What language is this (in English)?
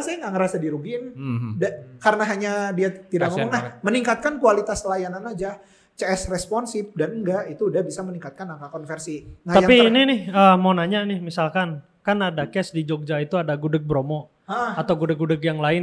Indonesian